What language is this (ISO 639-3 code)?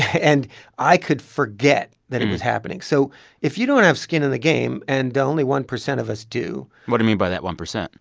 eng